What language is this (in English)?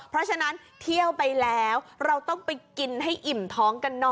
Thai